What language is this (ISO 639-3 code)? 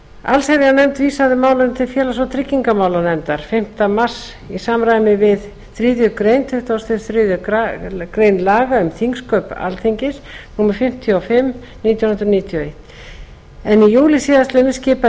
isl